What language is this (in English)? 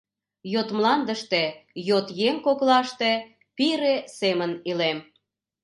Mari